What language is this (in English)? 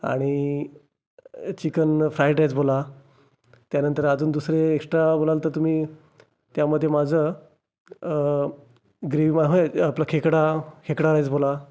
Marathi